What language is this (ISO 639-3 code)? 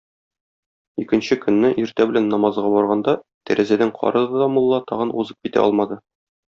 tat